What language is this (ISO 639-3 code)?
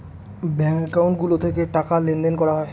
ben